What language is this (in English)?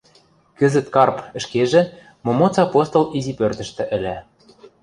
Western Mari